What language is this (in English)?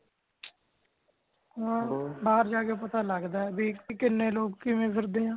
Punjabi